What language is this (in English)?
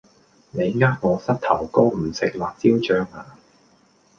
Cantonese